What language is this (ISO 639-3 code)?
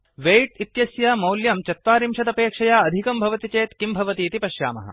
san